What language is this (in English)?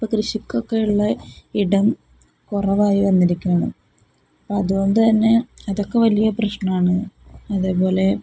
Malayalam